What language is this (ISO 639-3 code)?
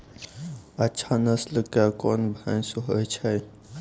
mai